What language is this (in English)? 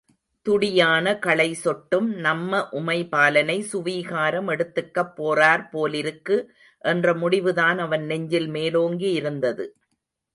Tamil